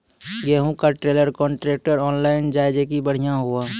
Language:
Maithili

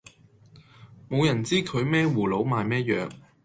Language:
Cantonese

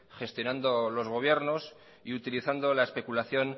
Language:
Spanish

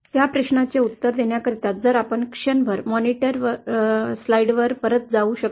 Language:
Marathi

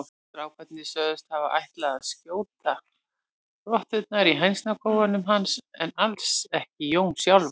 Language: Icelandic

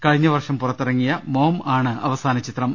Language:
Malayalam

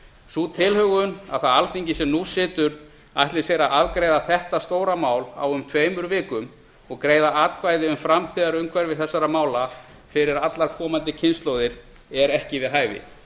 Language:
Icelandic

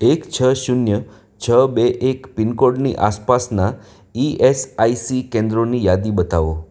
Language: Gujarati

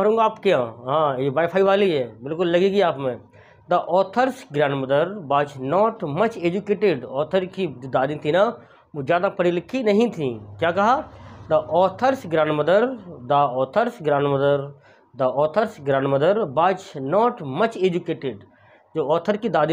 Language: Hindi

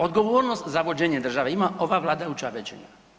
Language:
Croatian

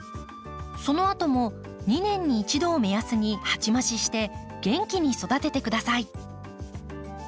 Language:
Japanese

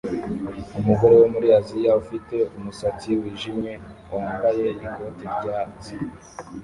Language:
Kinyarwanda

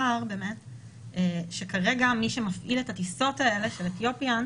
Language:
Hebrew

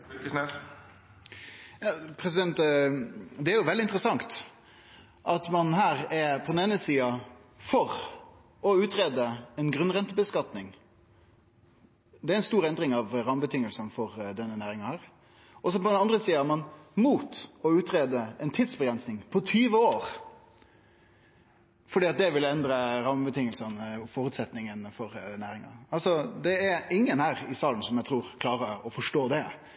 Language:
Norwegian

